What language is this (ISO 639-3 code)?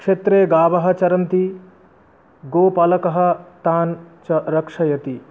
san